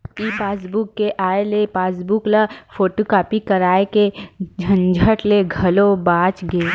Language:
Chhattisgarhi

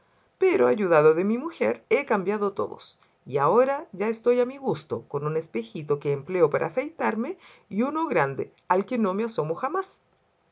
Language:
Spanish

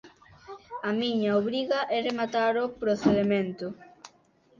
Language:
Galician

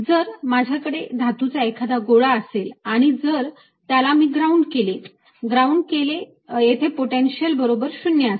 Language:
Marathi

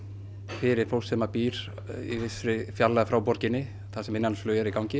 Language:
Icelandic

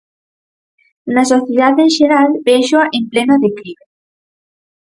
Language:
Galician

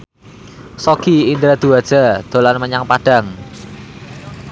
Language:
Javanese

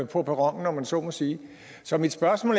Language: Danish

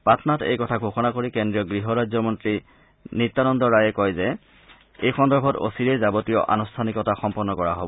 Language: Assamese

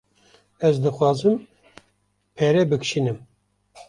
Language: Kurdish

